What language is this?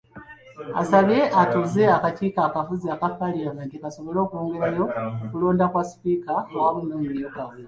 Ganda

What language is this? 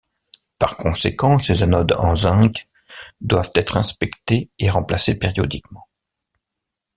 French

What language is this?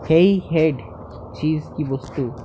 Bangla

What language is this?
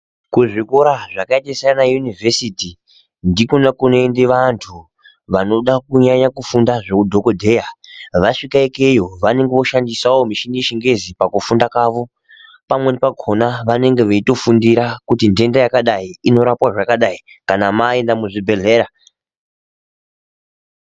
Ndau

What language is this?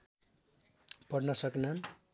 Nepali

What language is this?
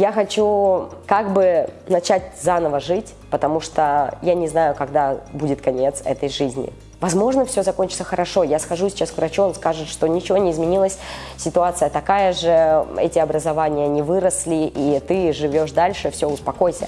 Russian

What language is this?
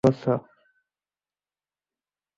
Bangla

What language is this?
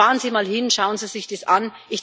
German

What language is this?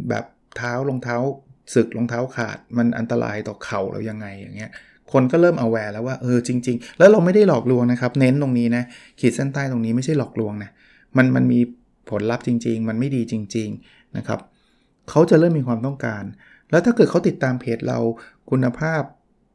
Thai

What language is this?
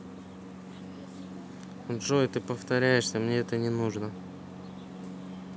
Russian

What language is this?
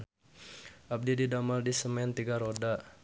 Sundanese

